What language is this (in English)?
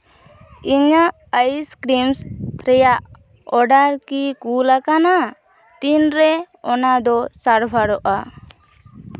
Santali